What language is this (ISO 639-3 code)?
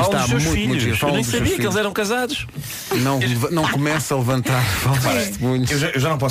por